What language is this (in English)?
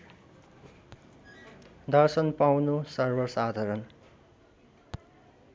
Nepali